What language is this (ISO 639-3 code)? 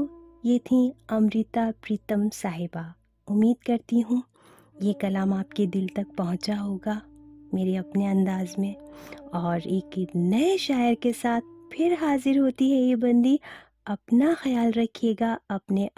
hin